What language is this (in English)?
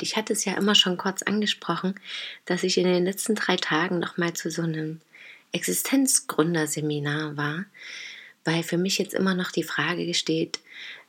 German